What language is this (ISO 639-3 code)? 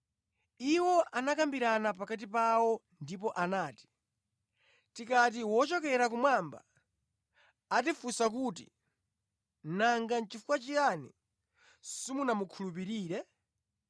nya